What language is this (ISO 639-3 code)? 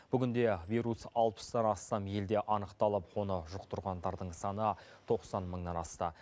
kaz